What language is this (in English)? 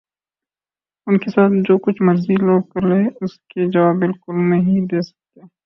Urdu